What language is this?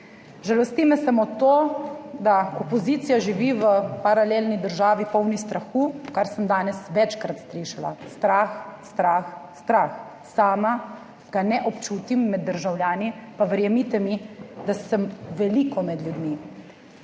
Slovenian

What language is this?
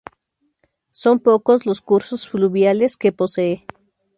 Spanish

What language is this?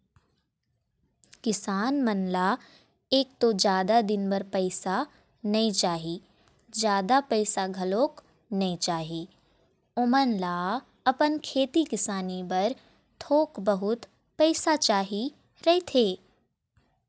Chhattisgarhi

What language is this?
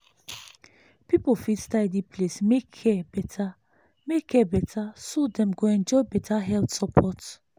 Nigerian Pidgin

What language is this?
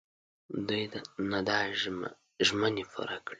Pashto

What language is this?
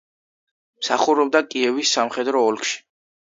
Georgian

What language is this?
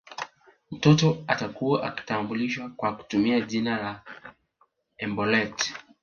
Swahili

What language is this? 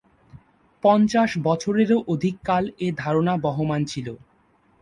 Bangla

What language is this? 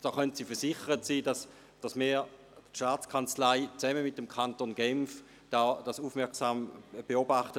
Swiss German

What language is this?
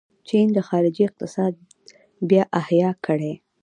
Pashto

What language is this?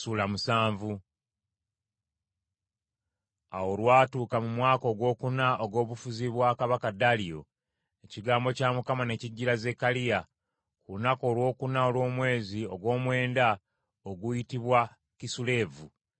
Ganda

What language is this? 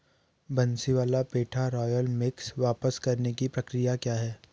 Hindi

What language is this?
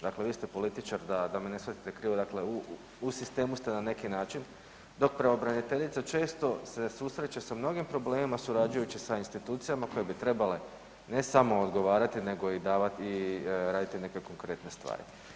Croatian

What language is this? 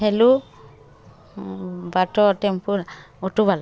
Odia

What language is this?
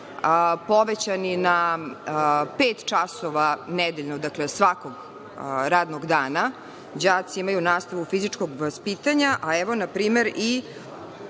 Serbian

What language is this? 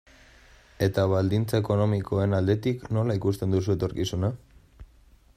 Basque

